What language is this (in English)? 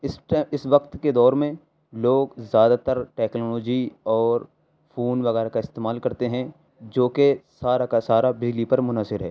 Urdu